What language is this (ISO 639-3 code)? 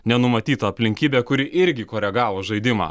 lit